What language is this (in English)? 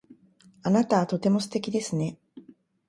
Japanese